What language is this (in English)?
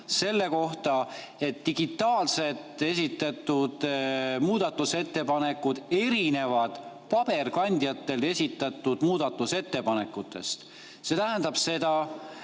Estonian